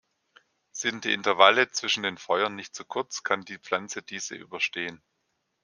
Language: German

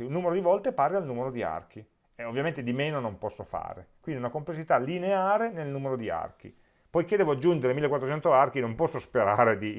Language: Italian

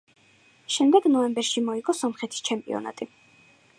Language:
Georgian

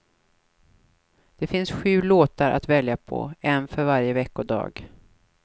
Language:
Swedish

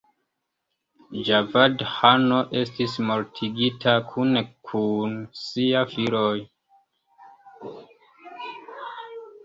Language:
Esperanto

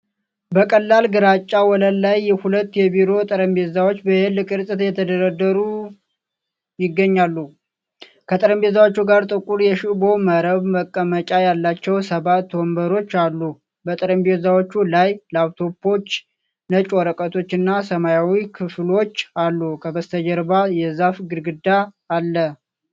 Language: Amharic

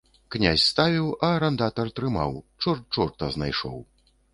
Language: Belarusian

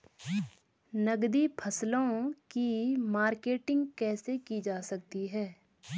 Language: Hindi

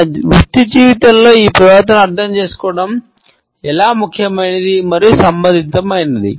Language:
Telugu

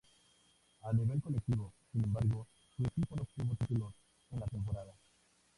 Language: Spanish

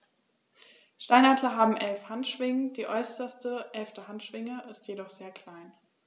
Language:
German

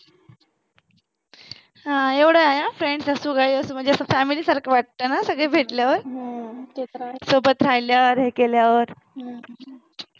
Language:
Marathi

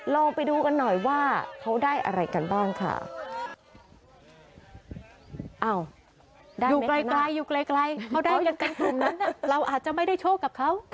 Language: Thai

